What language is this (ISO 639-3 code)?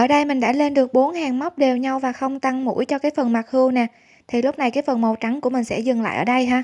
vie